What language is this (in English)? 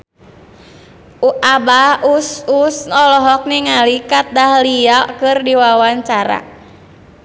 Sundanese